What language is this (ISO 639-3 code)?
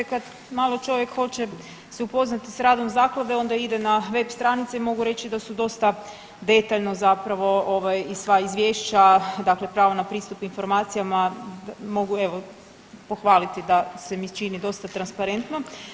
hrv